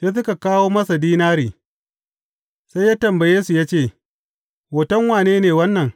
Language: Hausa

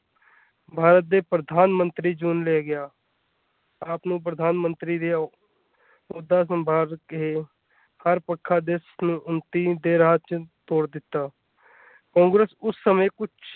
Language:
Punjabi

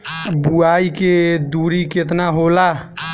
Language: Bhojpuri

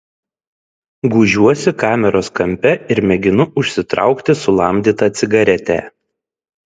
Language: Lithuanian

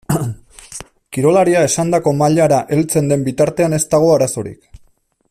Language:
Basque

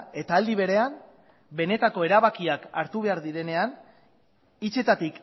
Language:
Basque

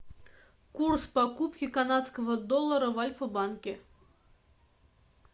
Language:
Russian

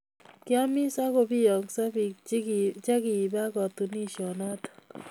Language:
Kalenjin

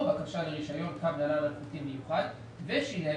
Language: Hebrew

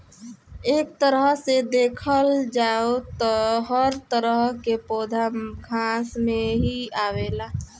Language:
Bhojpuri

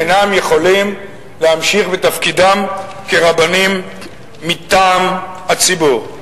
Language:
Hebrew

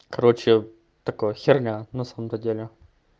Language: Russian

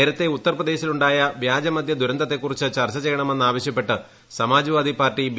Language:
Malayalam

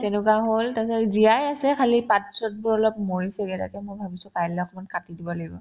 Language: Assamese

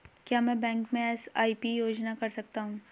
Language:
Hindi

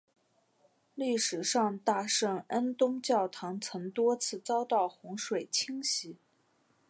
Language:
Chinese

